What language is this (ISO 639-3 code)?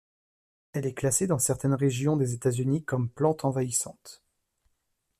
fra